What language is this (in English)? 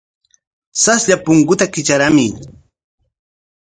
Corongo Ancash Quechua